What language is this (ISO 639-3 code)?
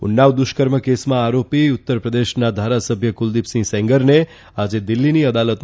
guj